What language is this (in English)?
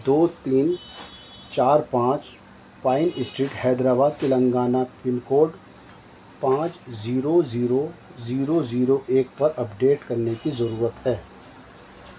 Urdu